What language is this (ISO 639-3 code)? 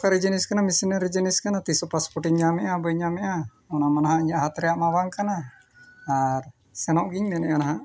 sat